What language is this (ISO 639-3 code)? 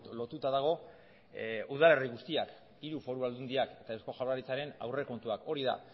eus